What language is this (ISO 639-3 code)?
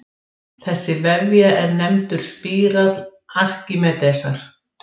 isl